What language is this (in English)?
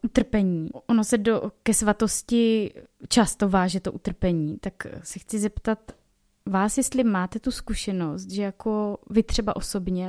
Czech